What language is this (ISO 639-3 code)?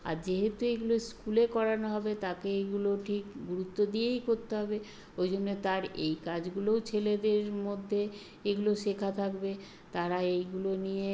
ben